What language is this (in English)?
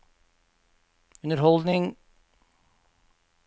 Norwegian